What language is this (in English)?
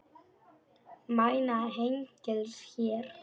Icelandic